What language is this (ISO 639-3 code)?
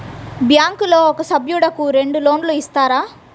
tel